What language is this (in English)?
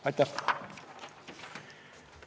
Estonian